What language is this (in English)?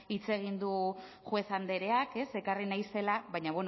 Basque